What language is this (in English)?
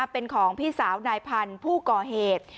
Thai